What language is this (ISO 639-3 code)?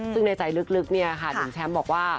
tha